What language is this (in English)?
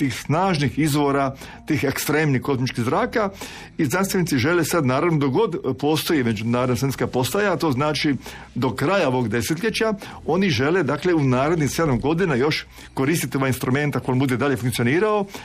Croatian